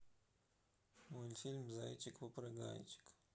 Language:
Russian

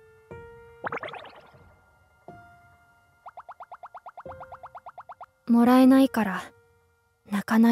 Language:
Japanese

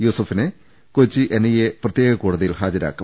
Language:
Malayalam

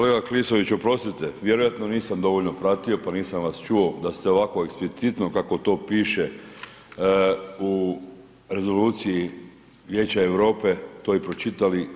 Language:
Croatian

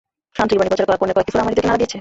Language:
Bangla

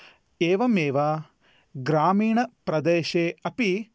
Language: Sanskrit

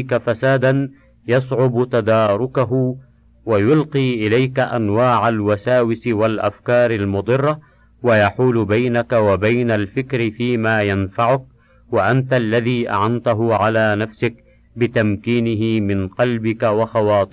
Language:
Arabic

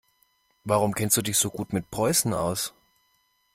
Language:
German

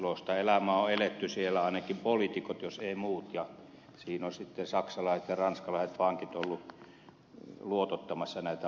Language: Finnish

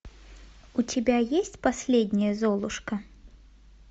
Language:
Russian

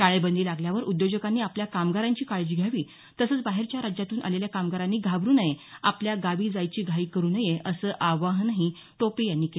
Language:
Marathi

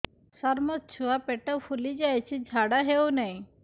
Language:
Odia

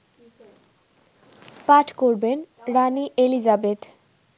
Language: Bangla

